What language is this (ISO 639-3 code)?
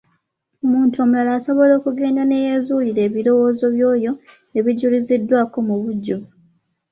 lug